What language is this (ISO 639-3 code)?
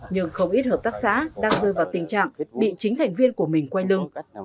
vie